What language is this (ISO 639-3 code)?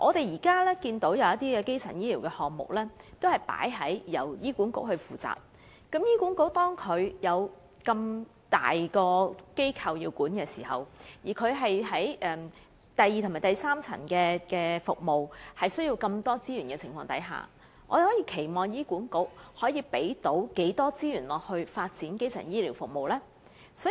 yue